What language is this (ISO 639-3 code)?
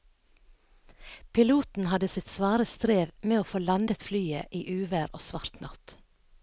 nor